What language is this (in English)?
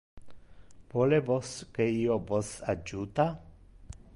Interlingua